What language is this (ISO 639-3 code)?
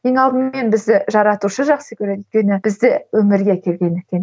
kaz